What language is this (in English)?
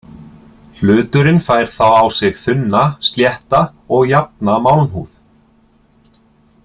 Icelandic